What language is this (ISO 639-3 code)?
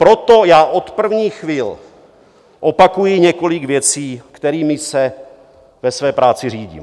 ces